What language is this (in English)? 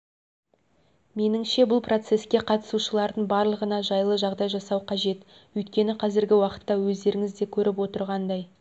Kazakh